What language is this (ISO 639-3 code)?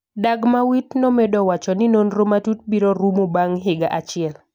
luo